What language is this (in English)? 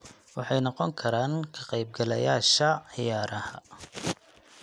Somali